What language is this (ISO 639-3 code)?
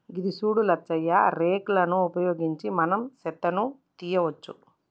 tel